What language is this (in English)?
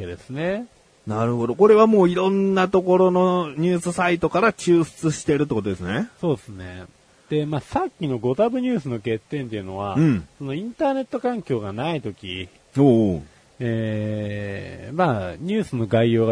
Japanese